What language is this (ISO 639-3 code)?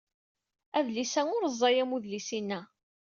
kab